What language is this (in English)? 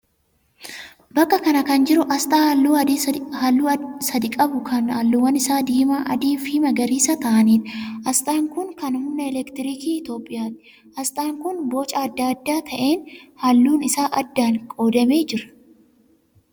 Oromo